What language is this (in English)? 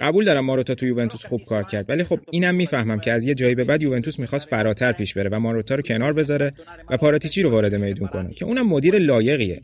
Persian